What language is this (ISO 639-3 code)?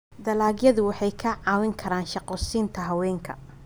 som